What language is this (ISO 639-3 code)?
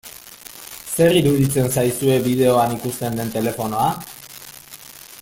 eus